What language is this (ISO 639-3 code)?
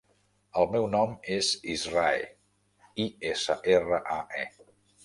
cat